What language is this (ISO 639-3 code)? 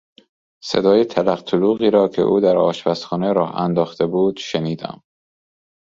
fas